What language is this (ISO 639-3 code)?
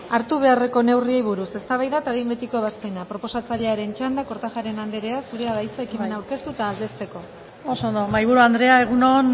eus